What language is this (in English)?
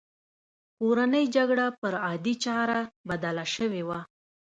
Pashto